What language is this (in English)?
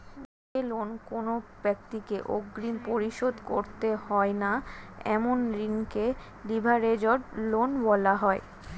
Bangla